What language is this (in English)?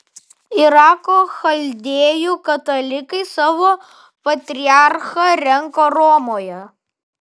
Lithuanian